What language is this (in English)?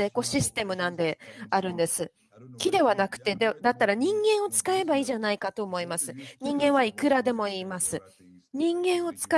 Japanese